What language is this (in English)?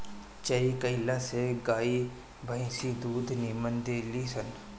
Bhojpuri